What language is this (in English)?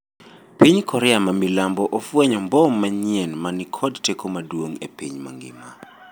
Luo (Kenya and Tanzania)